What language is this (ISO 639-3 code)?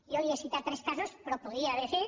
cat